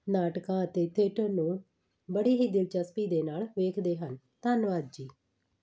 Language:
Punjabi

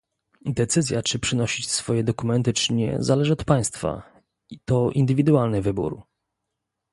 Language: Polish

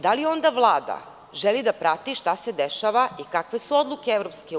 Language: Serbian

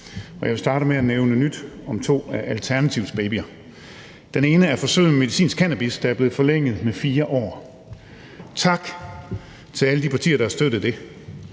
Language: Danish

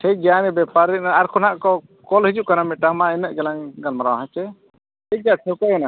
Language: Santali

